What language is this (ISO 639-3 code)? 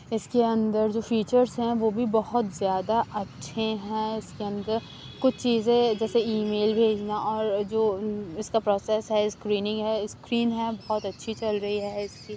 urd